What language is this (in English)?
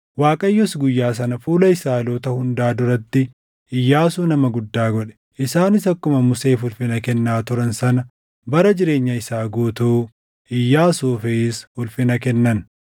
Oromo